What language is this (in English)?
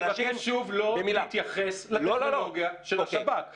Hebrew